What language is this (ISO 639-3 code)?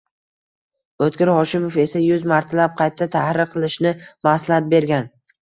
uzb